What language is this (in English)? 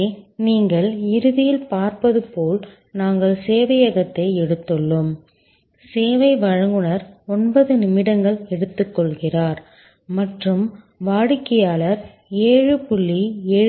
Tamil